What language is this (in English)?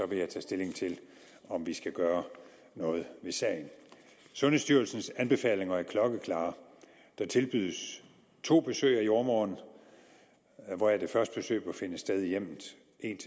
Danish